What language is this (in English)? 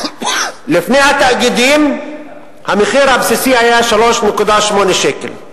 Hebrew